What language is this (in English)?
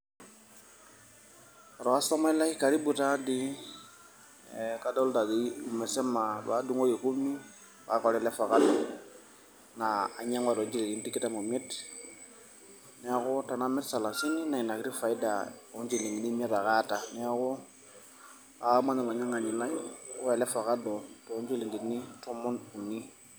Masai